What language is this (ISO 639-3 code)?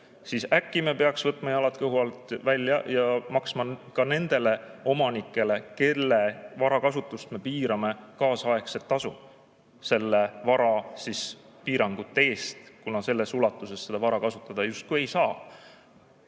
est